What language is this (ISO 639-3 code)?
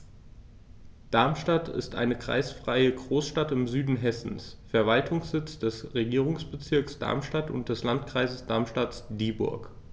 deu